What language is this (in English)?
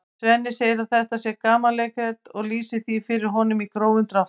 Icelandic